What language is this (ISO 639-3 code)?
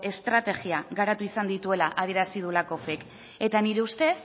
eus